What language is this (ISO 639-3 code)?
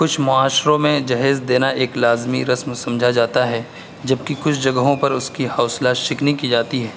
urd